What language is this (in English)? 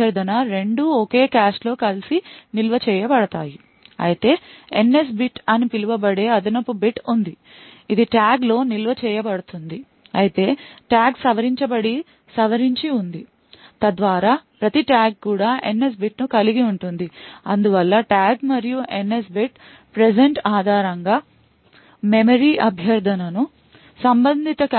Telugu